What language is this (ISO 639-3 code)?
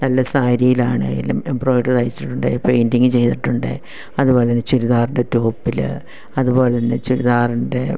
mal